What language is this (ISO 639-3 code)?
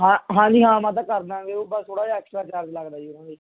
pan